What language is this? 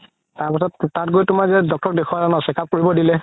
Assamese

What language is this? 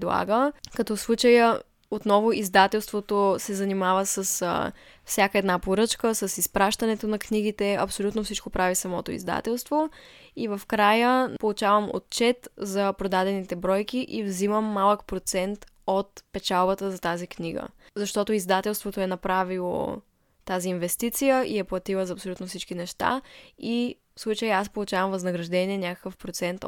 Bulgarian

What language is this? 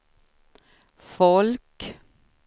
Swedish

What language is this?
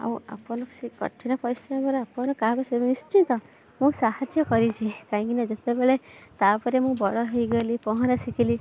Odia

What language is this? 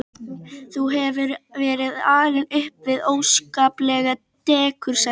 Icelandic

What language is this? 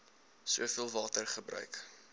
Afrikaans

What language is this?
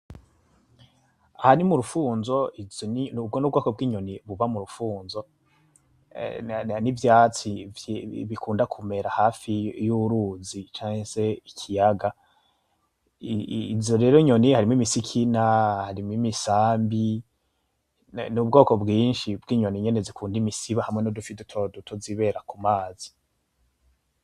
Rundi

